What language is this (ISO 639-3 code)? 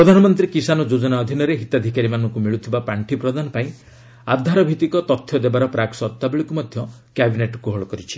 ori